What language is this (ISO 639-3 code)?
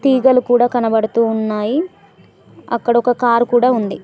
tel